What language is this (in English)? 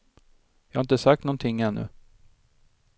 Swedish